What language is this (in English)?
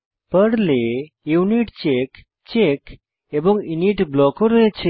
Bangla